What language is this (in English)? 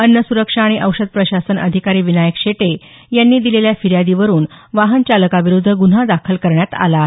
Marathi